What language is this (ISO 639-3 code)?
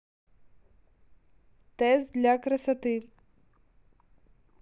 rus